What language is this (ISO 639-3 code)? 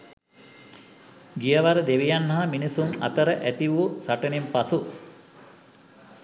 sin